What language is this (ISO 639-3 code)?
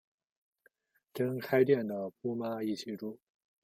zho